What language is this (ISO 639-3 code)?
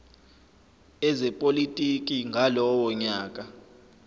zul